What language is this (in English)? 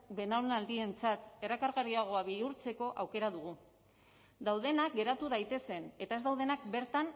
Basque